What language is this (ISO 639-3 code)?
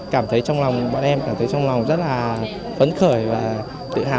vie